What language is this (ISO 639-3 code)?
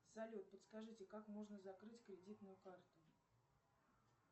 rus